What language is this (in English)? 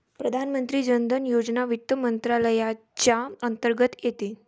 Marathi